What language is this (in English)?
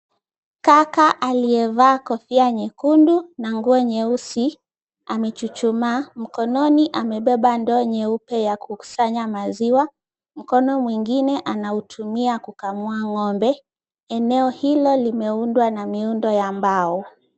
Swahili